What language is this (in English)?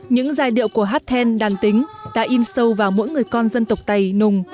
Vietnamese